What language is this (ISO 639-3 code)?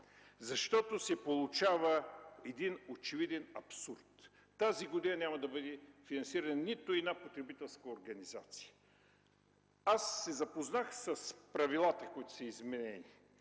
bul